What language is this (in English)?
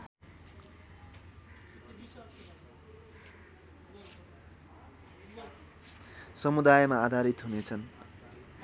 Nepali